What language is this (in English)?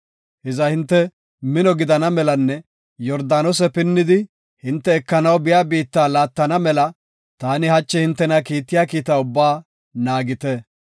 Gofa